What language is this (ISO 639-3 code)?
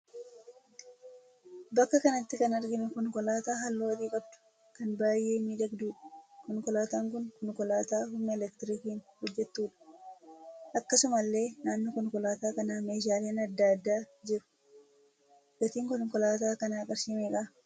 orm